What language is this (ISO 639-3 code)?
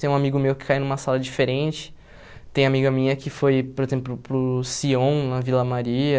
por